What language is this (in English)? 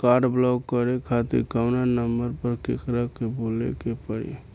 Bhojpuri